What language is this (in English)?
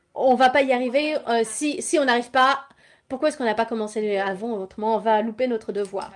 French